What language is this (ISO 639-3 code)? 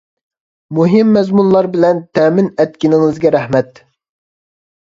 uig